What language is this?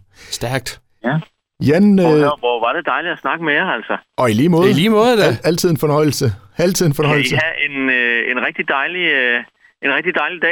Danish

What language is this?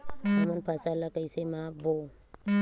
Chhattisgarhi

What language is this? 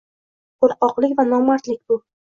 Uzbek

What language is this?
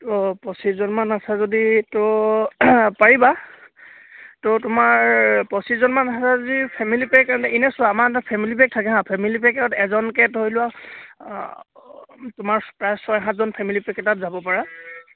Assamese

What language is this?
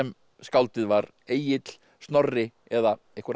Icelandic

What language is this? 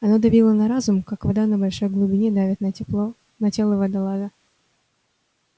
Russian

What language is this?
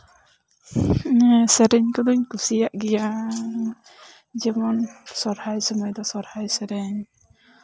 Santali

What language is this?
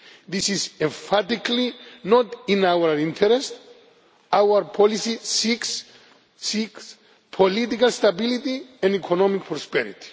English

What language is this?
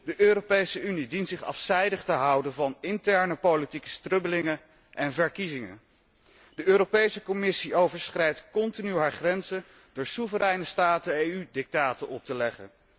Dutch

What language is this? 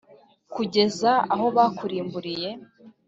Kinyarwanda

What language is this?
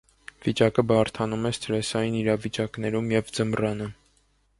Armenian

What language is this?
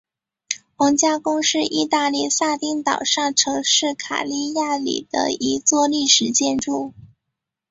Chinese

